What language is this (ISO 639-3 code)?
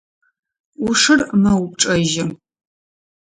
ady